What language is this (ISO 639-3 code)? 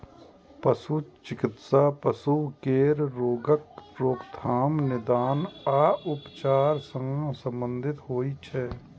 mai